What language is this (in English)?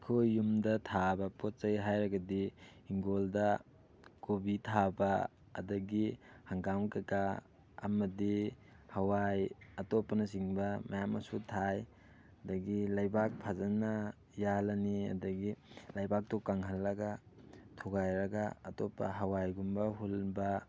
Manipuri